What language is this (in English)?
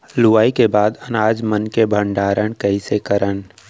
Chhattisgarhi